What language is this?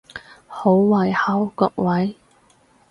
Cantonese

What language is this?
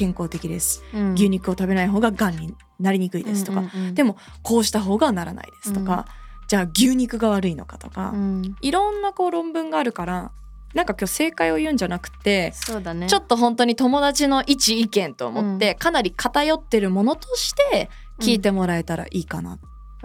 Japanese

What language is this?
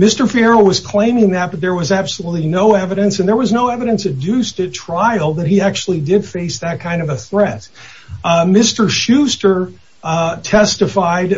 English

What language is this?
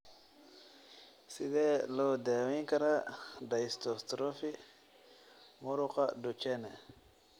Somali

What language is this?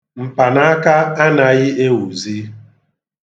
Igbo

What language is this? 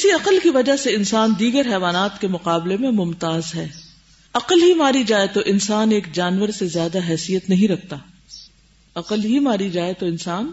Urdu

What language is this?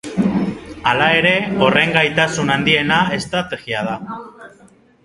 Basque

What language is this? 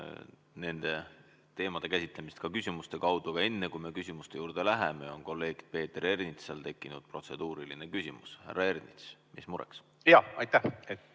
Estonian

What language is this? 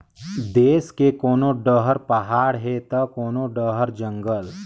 Chhattisgarhi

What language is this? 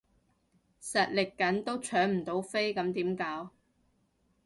Cantonese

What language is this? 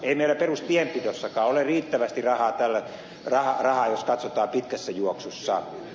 Finnish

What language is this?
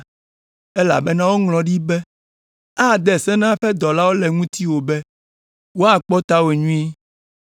Ewe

